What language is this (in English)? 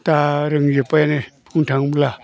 Bodo